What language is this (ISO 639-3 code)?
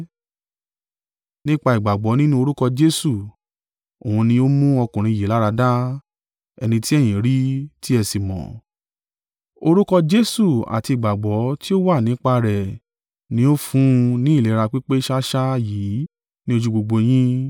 yor